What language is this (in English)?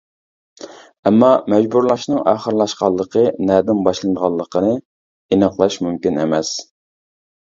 Uyghur